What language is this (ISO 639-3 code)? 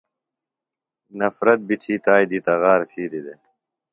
phl